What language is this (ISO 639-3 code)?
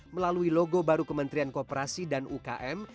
ind